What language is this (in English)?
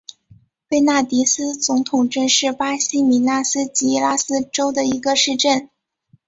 Chinese